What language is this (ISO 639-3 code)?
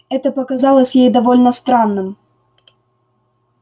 rus